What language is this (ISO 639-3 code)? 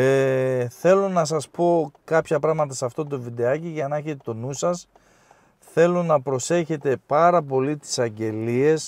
ell